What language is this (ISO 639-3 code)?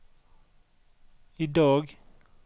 nor